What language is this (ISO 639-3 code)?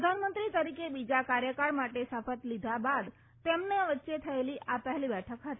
guj